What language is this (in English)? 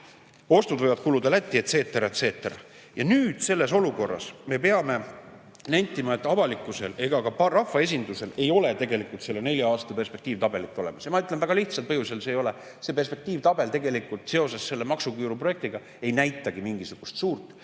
Estonian